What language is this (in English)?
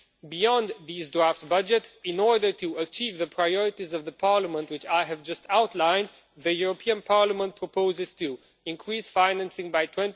English